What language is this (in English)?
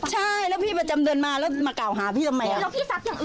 Thai